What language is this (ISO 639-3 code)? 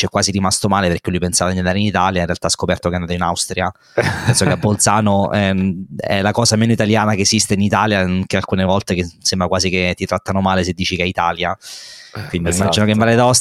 ita